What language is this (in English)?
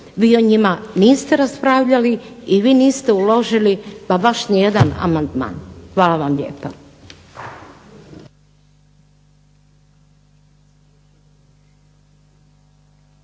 Croatian